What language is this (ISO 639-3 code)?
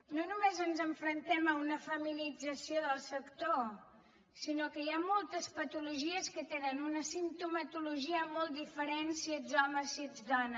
cat